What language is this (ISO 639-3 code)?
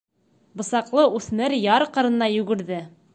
bak